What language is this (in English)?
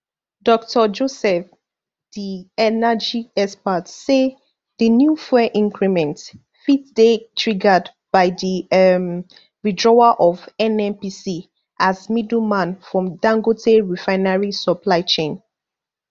Nigerian Pidgin